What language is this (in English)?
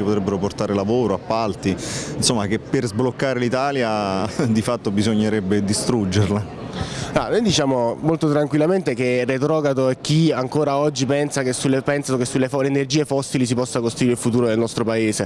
Italian